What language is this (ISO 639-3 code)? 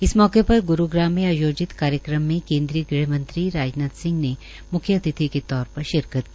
hin